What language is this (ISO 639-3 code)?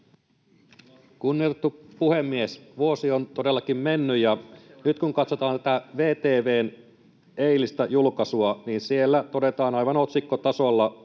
fin